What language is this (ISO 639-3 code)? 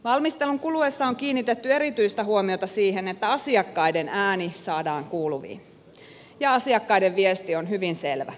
fin